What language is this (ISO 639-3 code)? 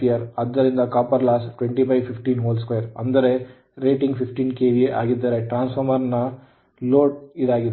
kan